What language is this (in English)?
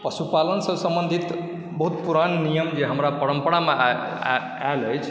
Maithili